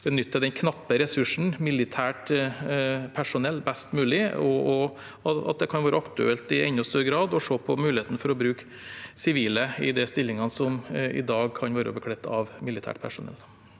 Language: Norwegian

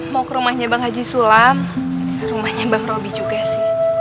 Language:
Indonesian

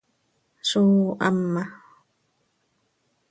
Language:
Seri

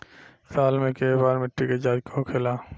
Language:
Bhojpuri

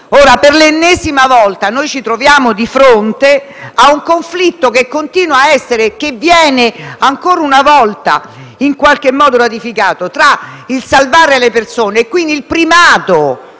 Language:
Italian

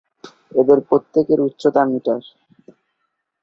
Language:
Bangla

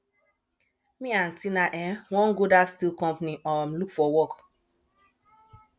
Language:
Nigerian Pidgin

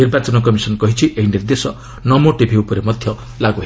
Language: Odia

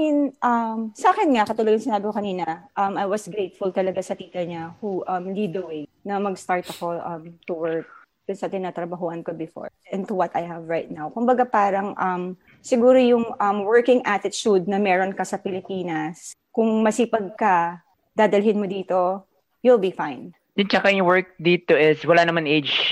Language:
Filipino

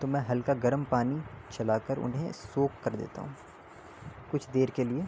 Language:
Urdu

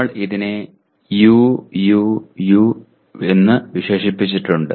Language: Malayalam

